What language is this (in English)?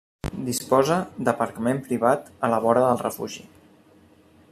Catalan